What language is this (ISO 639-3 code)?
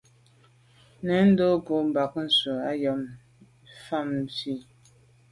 byv